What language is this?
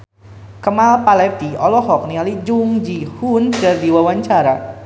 Sundanese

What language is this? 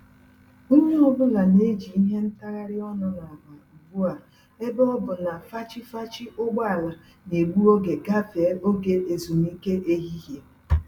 Igbo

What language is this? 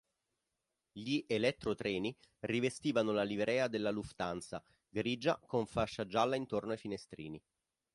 Italian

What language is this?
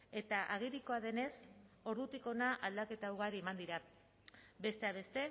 Basque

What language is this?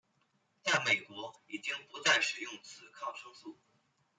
Chinese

